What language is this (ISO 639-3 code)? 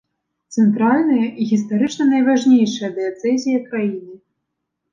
bel